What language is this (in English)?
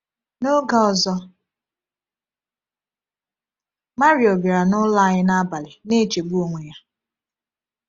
Igbo